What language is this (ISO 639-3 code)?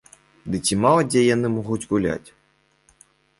bel